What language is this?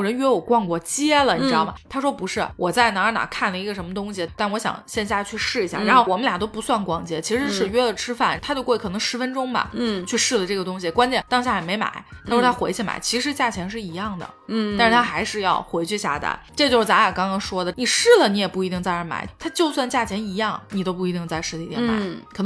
Chinese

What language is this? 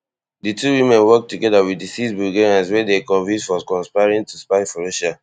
Nigerian Pidgin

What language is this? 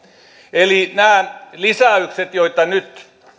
Finnish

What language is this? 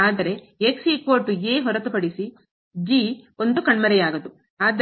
Kannada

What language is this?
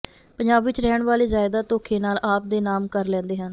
Punjabi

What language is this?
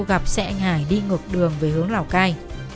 Vietnamese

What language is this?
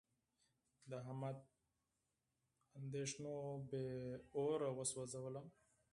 Pashto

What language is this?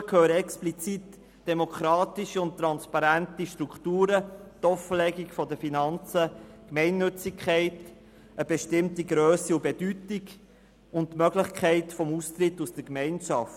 Swiss German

